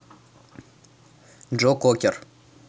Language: Russian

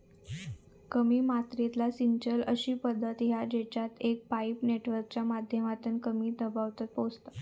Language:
Marathi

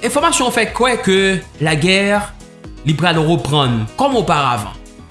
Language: French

